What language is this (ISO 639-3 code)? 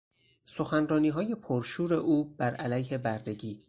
fas